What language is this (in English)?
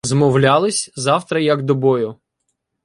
Ukrainian